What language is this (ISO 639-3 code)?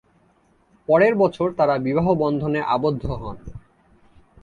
ben